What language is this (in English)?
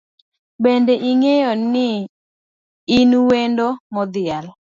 Luo (Kenya and Tanzania)